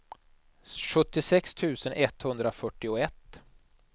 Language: Swedish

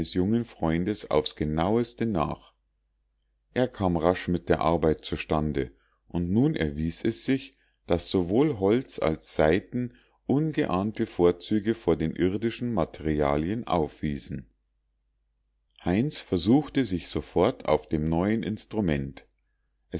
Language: German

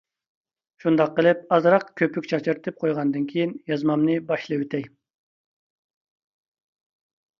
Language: Uyghur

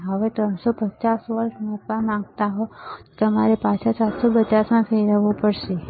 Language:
Gujarati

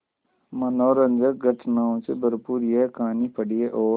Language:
Hindi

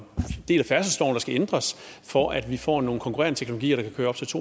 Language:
Danish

